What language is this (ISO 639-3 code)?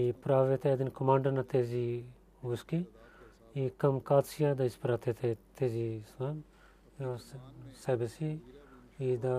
bul